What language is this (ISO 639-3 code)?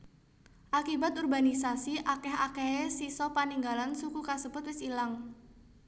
jav